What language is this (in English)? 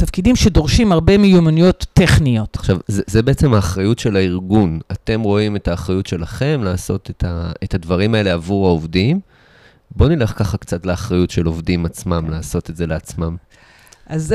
Hebrew